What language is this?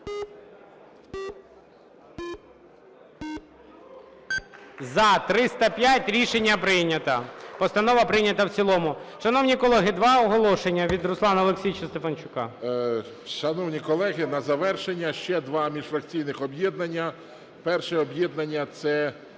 Ukrainian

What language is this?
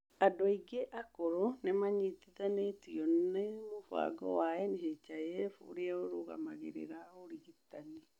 Kikuyu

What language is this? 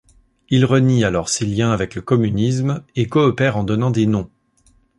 French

